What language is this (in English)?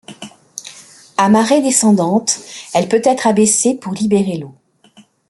French